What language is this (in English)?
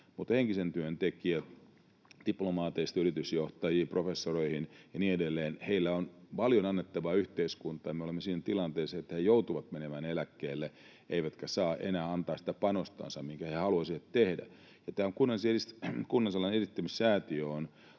Finnish